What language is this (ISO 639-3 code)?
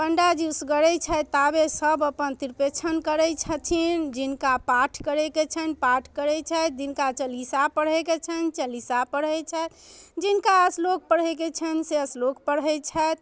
mai